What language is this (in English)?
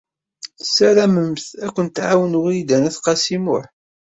Kabyle